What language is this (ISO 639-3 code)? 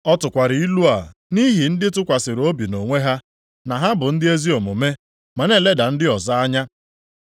ibo